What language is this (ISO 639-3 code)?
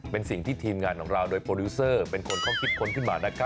tha